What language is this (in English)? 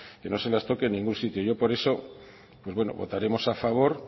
Spanish